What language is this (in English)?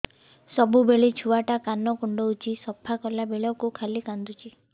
Odia